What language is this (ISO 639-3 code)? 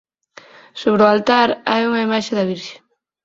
glg